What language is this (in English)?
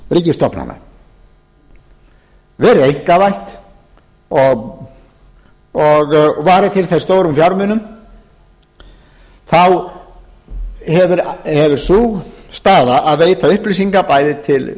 Icelandic